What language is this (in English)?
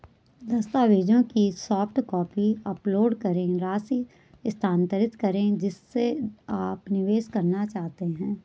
Hindi